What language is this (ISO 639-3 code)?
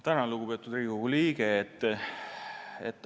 est